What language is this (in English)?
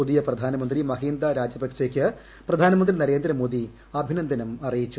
Malayalam